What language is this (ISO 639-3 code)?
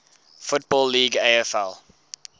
eng